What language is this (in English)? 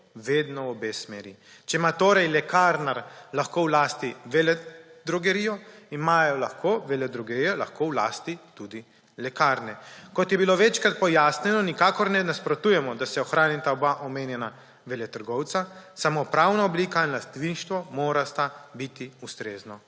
Slovenian